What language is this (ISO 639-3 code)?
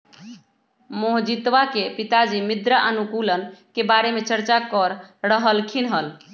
mag